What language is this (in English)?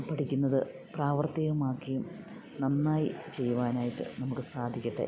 Malayalam